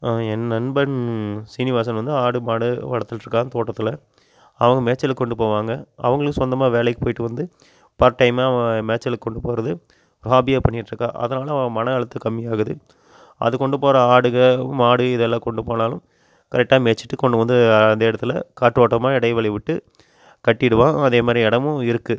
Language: Tamil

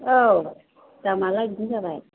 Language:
Bodo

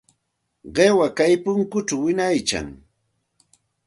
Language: Santa Ana de Tusi Pasco Quechua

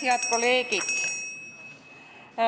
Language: Estonian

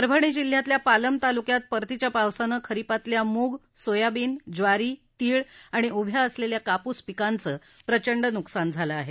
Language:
Marathi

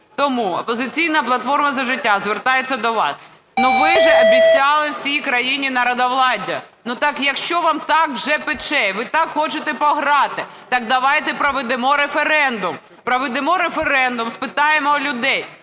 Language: Ukrainian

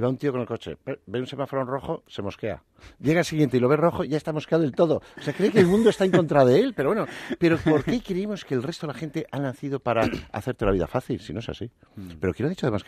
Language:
Spanish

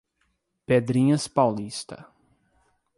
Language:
Portuguese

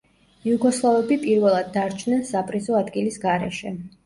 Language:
Georgian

